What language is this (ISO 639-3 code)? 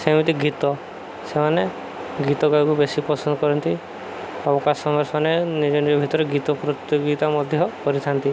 ori